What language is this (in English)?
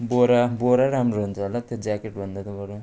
Nepali